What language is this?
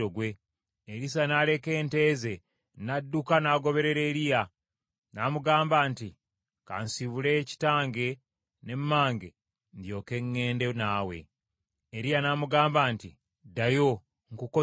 Ganda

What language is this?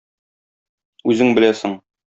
Tatar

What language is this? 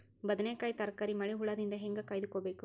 Kannada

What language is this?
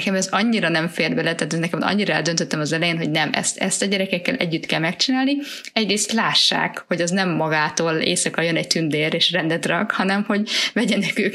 Hungarian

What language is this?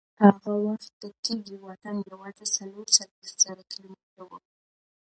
Pashto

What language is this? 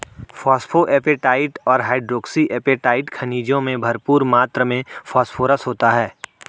Hindi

